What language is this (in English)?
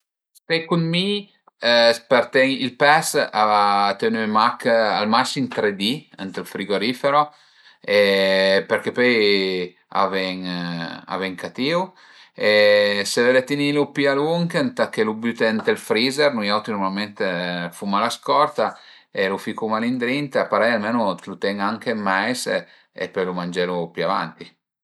Piedmontese